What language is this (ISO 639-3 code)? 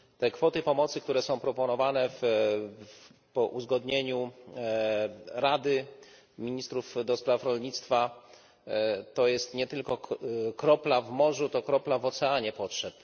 pol